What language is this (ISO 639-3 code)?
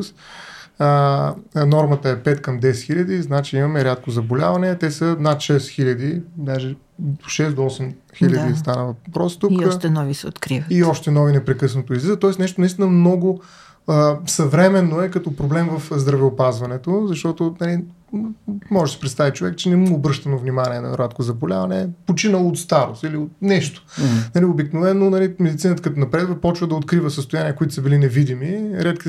bul